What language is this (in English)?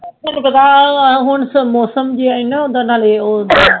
Punjabi